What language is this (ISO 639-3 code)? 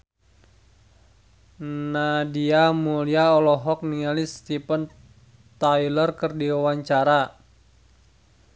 sun